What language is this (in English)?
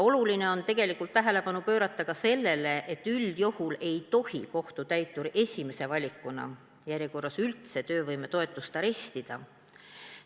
Estonian